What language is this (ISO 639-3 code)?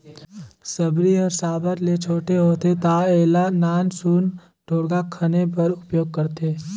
hne